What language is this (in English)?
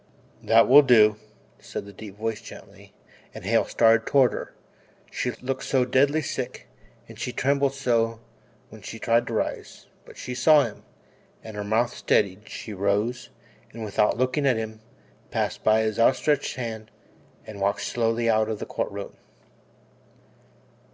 English